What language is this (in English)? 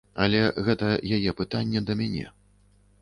Belarusian